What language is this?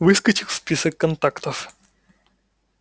Russian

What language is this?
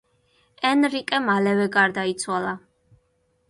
Georgian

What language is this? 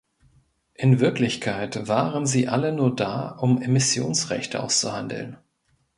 German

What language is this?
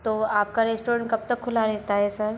Hindi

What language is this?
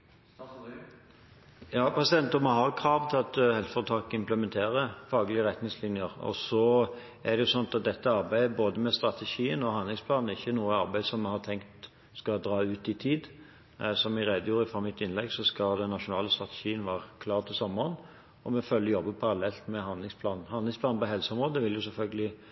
Norwegian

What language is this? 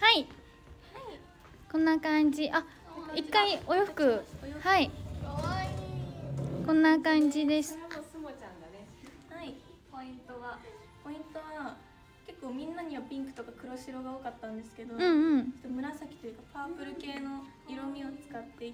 Japanese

